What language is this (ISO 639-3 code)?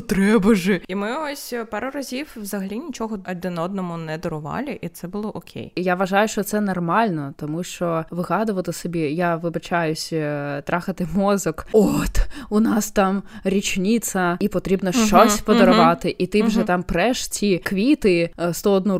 ukr